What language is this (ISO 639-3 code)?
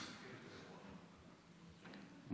heb